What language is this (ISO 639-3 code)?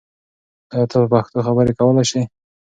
pus